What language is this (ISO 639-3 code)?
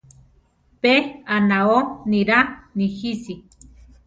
tar